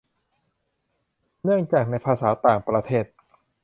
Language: Thai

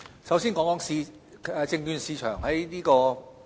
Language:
Cantonese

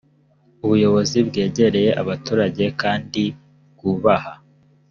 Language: Kinyarwanda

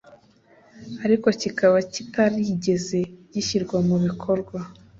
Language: Kinyarwanda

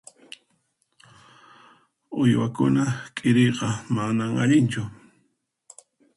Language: Puno Quechua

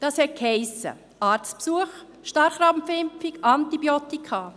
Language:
Swiss German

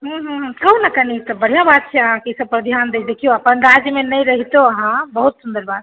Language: Maithili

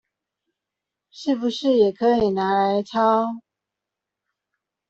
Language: Chinese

